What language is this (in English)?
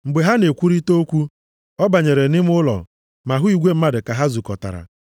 Igbo